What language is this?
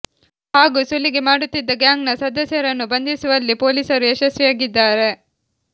Kannada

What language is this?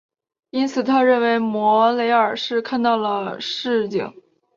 Chinese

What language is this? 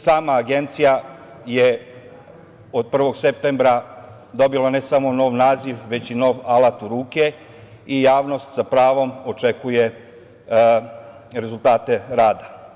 Serbian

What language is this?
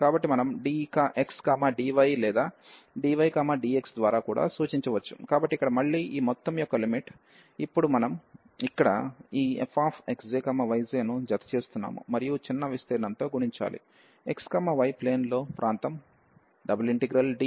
Telugu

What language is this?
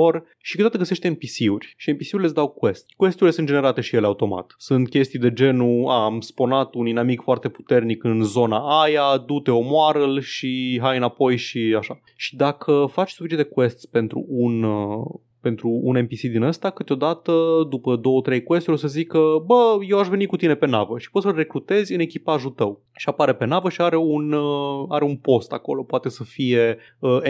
Romanian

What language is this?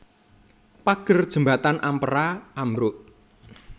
Javanese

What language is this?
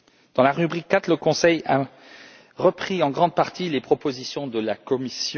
French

